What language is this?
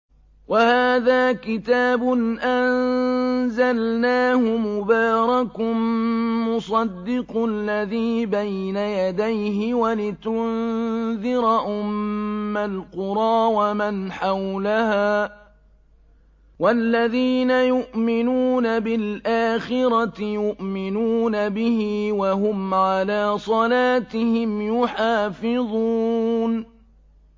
Arabic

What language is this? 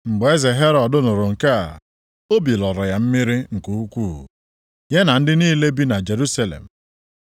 Igbo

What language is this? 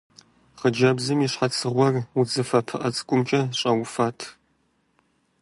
Kabardian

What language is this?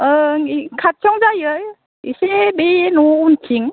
Bodo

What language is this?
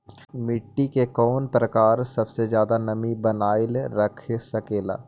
Magahi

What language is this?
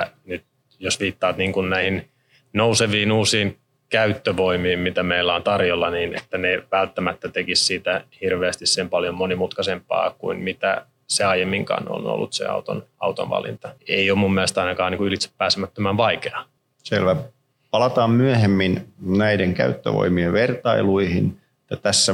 Finnish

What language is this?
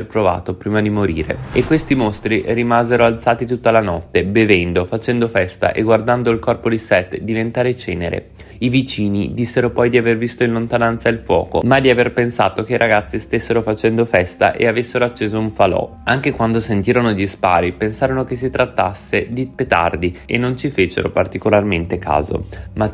Italian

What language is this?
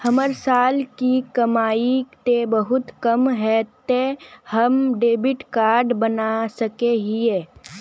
Magahi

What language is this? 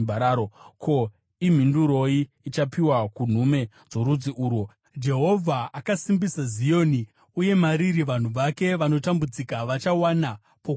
Shona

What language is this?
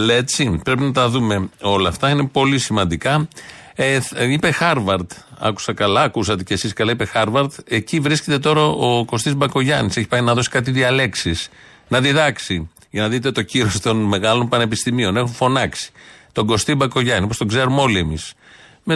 Greek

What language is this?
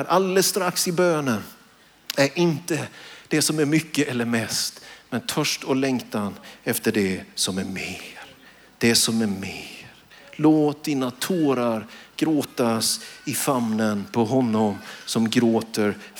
Swedish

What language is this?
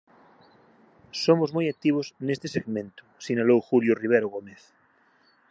Galician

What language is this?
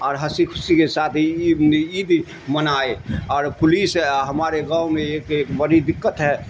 Urdu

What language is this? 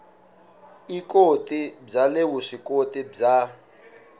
Tsonga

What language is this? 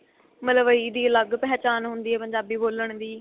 Punjabi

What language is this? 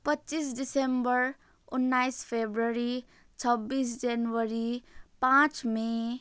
Nepali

